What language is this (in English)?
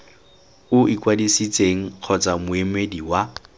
Tswana